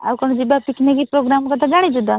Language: Odia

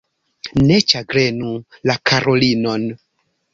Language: Esperanto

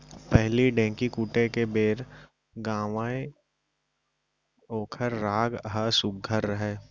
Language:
Chhattisgarhi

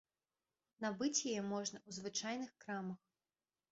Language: Belarusian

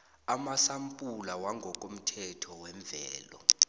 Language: South Ndebele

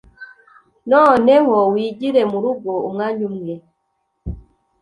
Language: Kinyarwanda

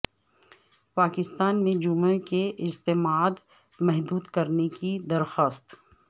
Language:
Urdu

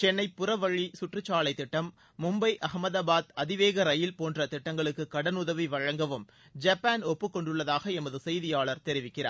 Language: Tamil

